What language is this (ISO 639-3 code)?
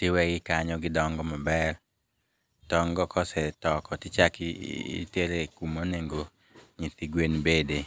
luo